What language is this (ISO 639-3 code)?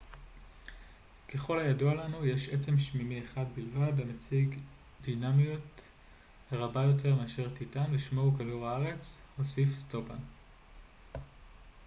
heb